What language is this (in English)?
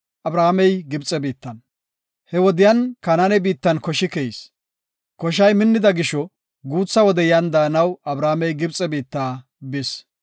Gofa